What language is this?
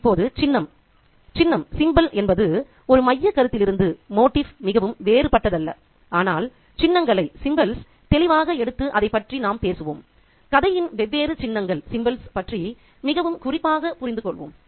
Tamil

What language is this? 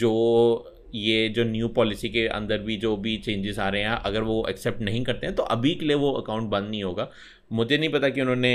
Hindi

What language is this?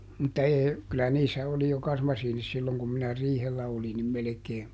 Finnish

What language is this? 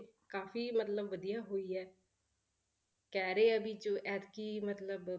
Punjabi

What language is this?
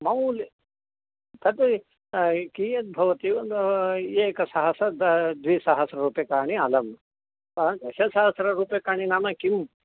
Sanskrit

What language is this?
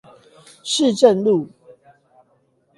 Chinese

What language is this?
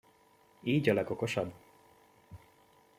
Hungarian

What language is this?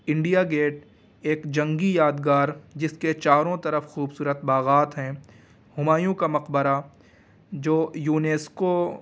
Urdu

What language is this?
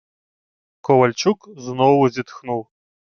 Ukrainian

